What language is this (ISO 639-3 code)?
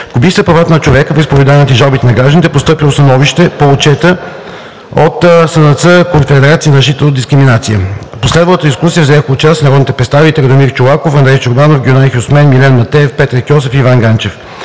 bul